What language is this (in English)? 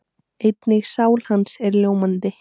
Icelandic